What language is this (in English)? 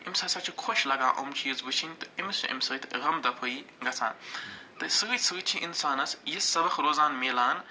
Kashmiri